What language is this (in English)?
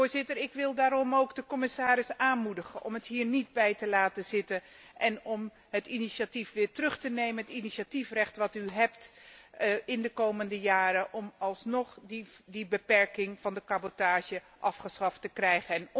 Dutch